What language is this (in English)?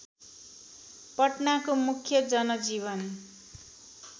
Nepali